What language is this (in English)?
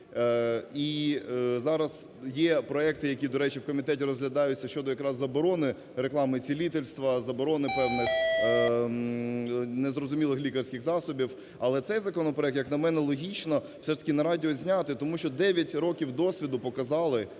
Ukrainian